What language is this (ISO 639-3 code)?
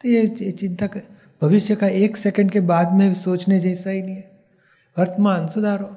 hin